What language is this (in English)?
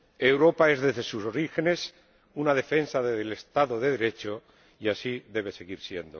Spanish